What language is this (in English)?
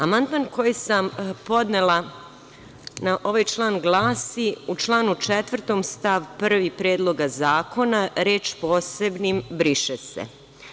Serbian